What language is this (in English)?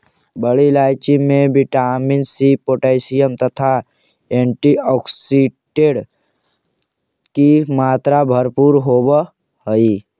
Magahi